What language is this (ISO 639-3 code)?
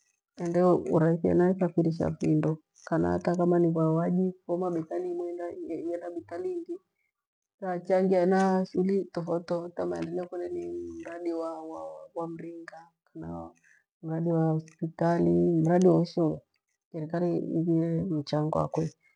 gwe